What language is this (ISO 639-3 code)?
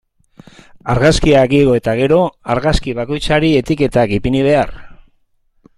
eus